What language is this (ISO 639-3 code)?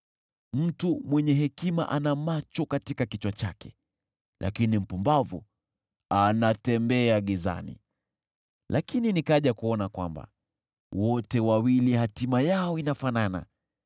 swa